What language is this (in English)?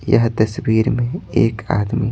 Hindi